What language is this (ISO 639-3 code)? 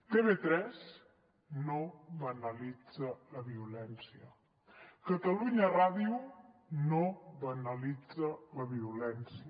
cat